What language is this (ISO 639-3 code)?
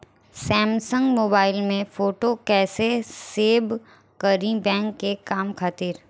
bho